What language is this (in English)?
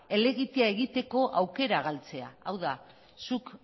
Basque